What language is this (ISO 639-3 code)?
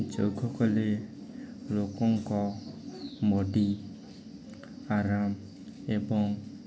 ori